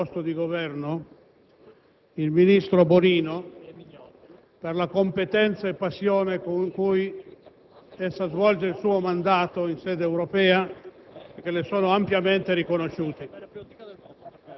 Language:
Italian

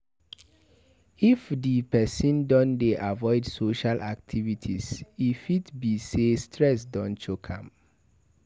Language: Nigerian Pidgin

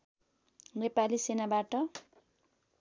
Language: Nepali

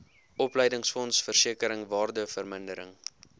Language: Afrikaans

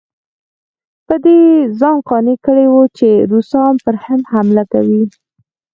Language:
Pashto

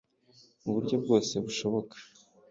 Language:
Kinyarwanda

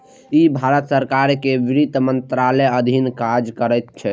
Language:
Maithili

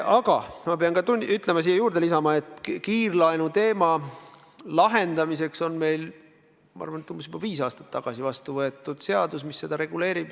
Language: Estonian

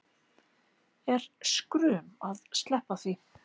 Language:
Icelandic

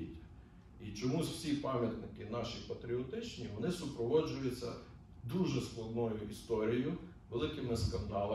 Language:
Ukrainian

